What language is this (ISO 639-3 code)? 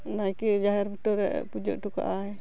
sat